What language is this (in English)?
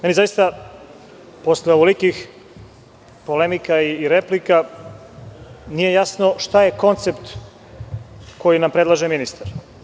Serbian